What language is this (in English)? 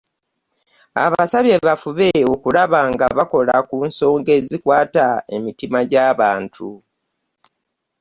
Ganda